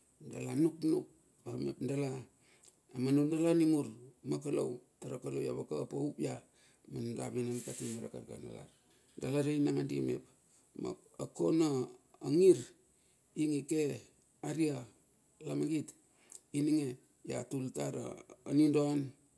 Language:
Bilur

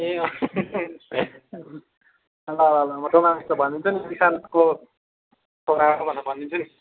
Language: Nepali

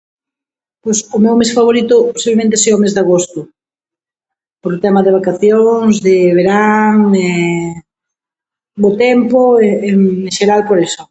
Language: Galician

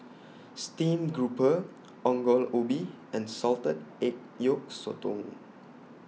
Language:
English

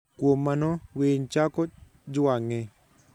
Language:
Luo (Kenya and Tanzania)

